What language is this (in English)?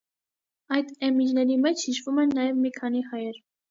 Armenian